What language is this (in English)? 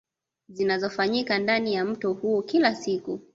Swahili